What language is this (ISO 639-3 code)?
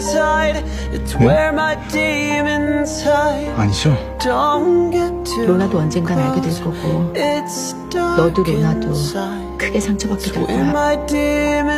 kor